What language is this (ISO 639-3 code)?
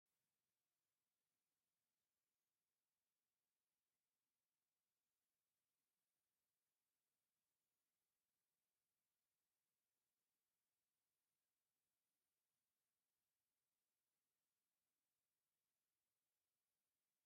tir